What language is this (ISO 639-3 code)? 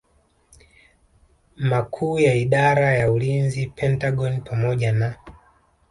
swa